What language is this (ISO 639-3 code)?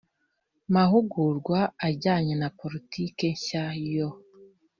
kin